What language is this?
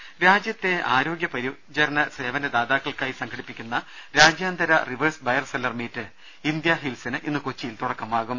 Malayalam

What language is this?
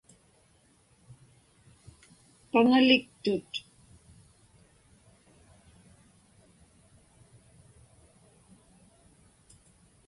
Inupiaq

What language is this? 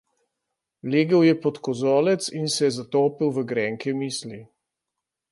Slovenian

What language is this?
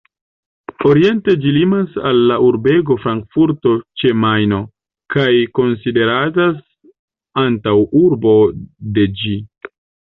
Esperanto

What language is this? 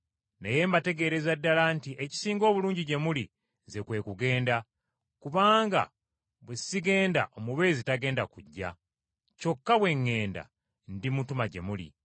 Ganda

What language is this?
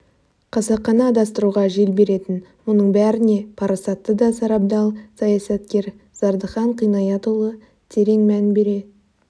Kazakh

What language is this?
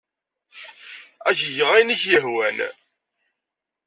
Kabyle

